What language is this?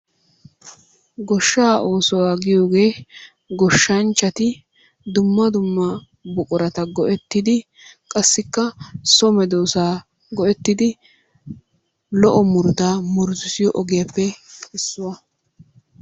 Wolaytta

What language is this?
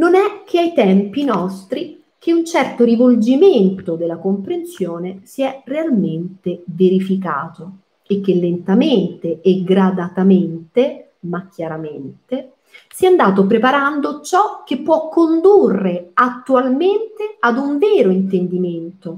Italian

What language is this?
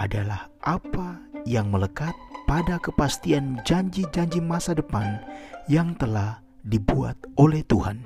Indonesian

